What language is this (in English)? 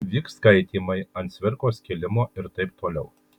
Lithuanian